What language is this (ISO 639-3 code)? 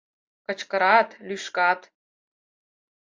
chm